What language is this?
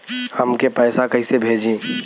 Bhojpuri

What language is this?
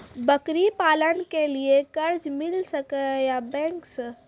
Maithili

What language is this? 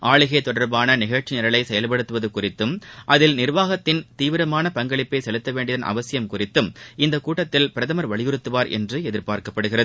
Tamil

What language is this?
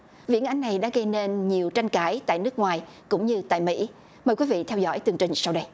Vietnamese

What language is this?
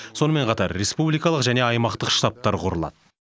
Kazakh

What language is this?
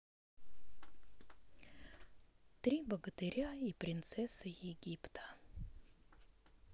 Russian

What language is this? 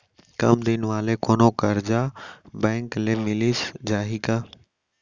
Chhattisgarhi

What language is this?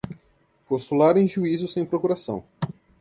Portuguese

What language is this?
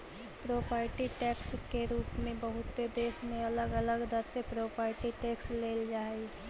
Magahi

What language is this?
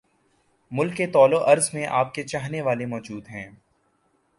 Urdu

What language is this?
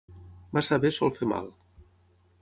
Catalan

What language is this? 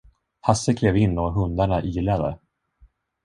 Swedish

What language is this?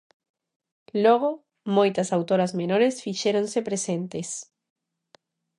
Galician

